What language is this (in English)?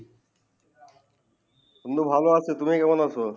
Bangla